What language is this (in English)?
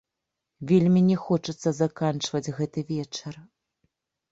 Belarusian